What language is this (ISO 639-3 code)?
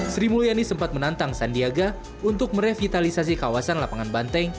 ind